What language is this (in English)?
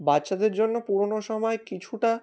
Bangla